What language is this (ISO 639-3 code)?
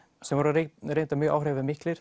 isl